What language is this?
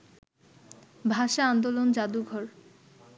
Bangla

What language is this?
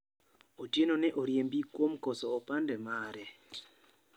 Luo (Kenya and Tanzania)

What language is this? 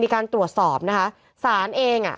Thai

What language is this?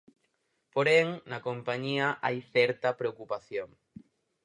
Galician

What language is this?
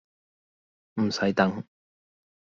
Cantonese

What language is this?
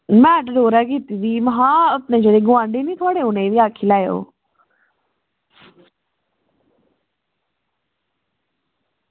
Dogri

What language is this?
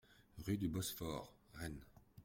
French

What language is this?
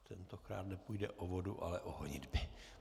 Czech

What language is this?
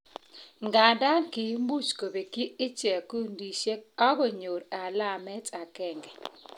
Kalenjin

